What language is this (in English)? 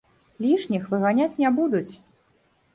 Belarusian